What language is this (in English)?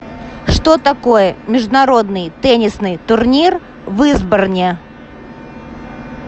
Russian